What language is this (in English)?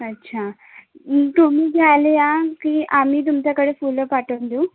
Marathi